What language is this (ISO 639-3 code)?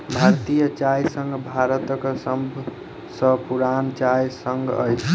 mai